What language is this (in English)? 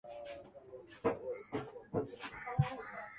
Swahili